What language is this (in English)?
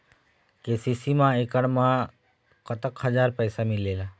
Chhattisgarhi